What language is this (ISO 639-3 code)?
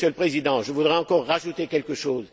fra